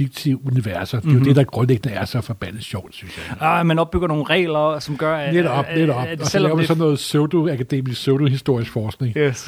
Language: Danish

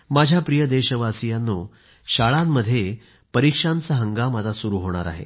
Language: Marathi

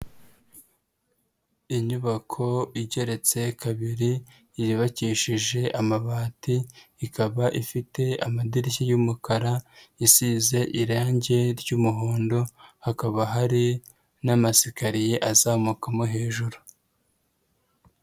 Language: Kinyarwanda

